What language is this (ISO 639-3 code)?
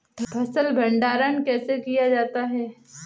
hin